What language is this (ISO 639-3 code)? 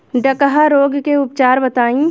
bho